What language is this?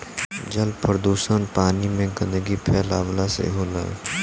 Bhojpuri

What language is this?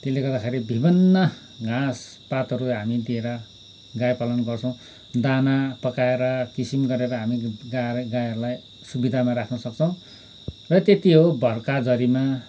Nepali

